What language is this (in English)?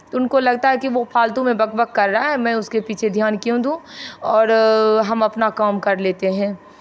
Hindi